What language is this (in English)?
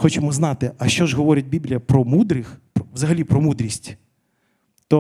Ukrainian